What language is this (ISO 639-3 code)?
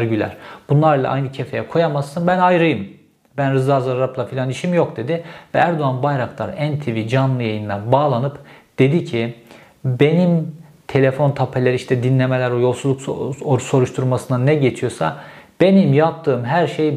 tur